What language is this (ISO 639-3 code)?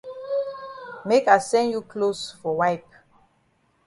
wes